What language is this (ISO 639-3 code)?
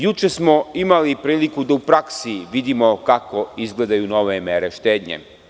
srp